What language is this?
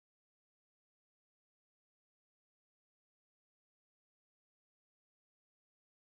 Vietnamese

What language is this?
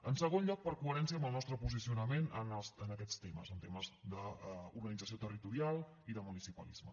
Catalan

